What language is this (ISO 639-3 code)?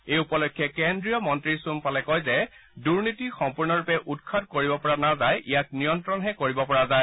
asm